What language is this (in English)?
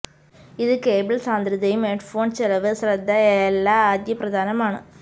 Malayalam